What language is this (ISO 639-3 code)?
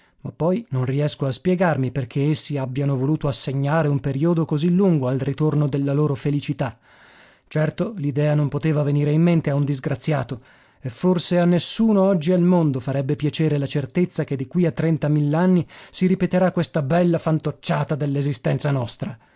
ita